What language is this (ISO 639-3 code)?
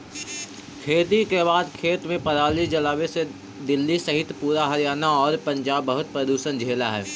mag